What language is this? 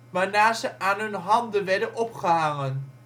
Dutch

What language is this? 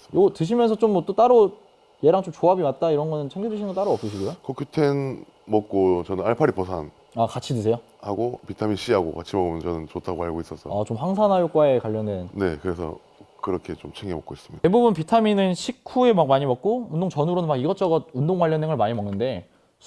Korean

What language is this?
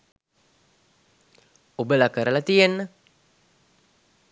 Sinhala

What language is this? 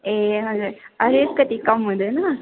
Nepali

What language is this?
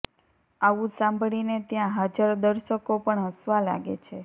Gujarati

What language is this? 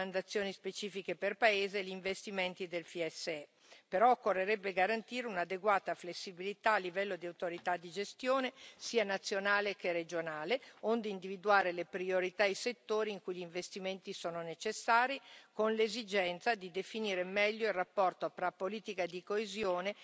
Italian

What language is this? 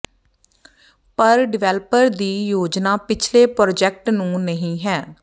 Punjabi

